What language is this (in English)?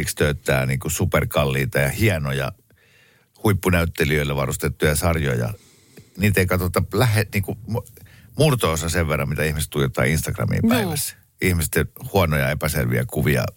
Finnish